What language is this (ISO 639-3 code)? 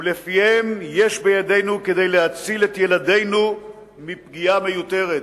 heb